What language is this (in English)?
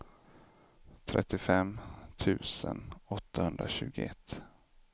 Swedish